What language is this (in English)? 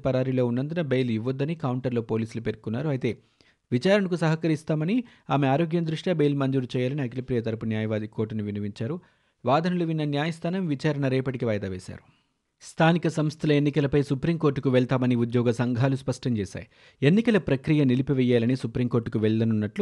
Telugu